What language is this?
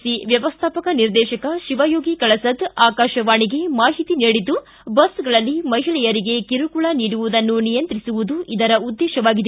Kannada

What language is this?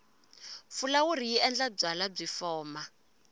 Tsonga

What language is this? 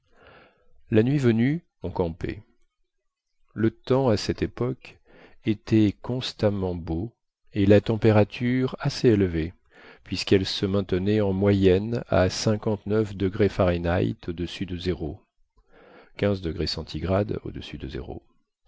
French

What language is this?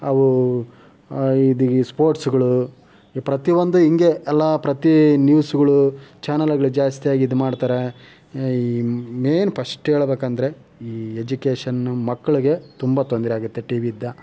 Kannada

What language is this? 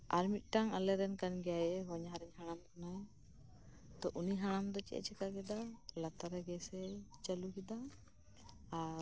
Santali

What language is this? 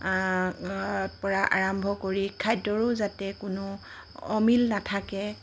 Assamese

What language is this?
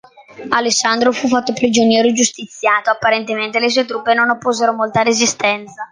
Italian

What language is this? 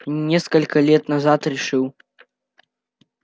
Russian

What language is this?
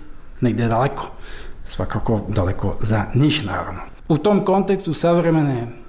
Croatian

